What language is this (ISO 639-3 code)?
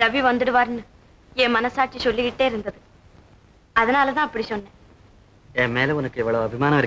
ind